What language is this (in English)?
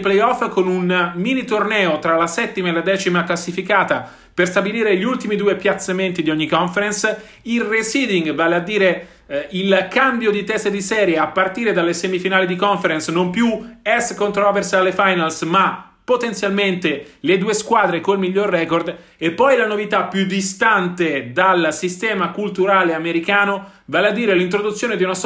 Italian